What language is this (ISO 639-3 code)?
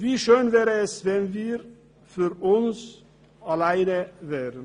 gsw